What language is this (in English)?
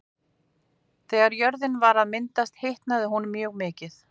Icelandic